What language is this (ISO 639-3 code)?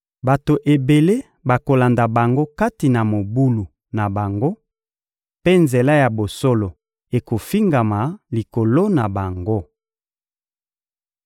lin